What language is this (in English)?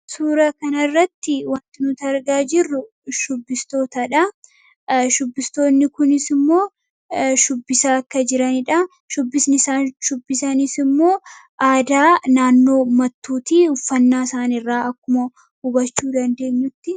Oromo